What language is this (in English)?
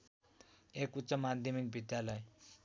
Nepali